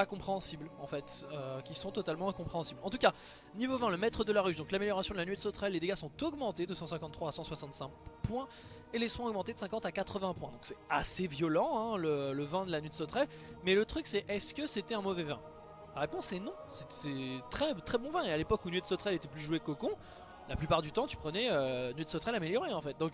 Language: French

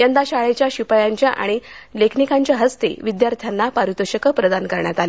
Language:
Marathi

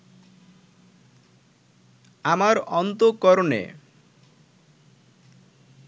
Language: Bangla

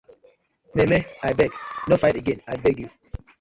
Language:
Nigerian Pidgin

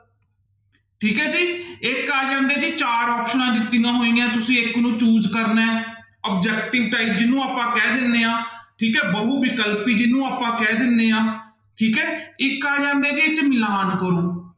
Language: Punjabi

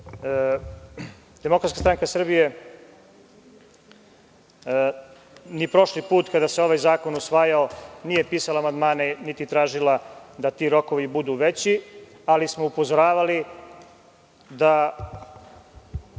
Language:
Serbian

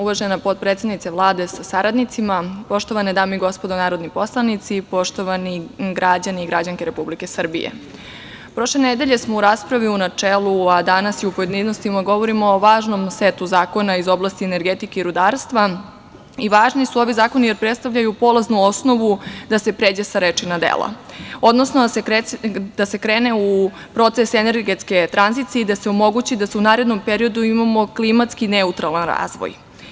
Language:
Serbian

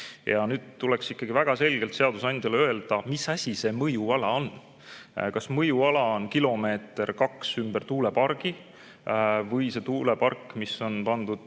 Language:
Estonian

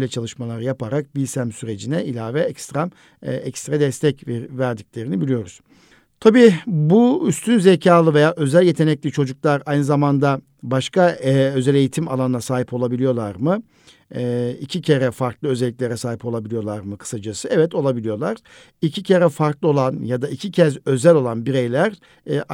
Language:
Turkish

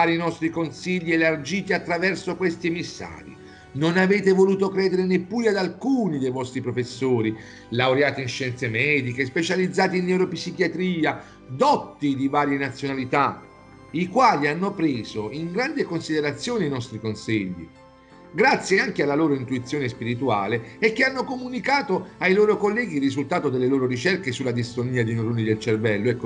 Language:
Italian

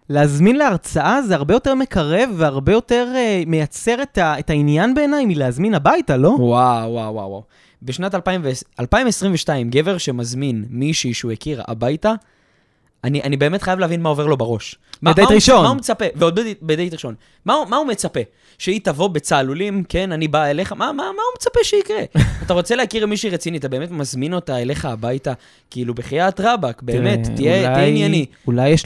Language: Hebrew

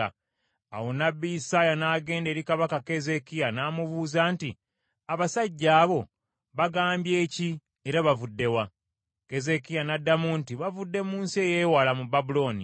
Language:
Ganda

